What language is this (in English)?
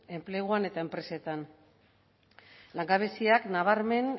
Basque